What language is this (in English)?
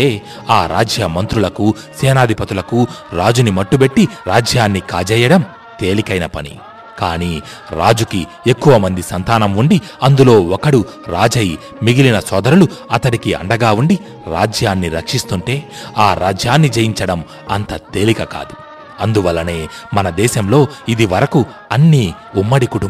Telugu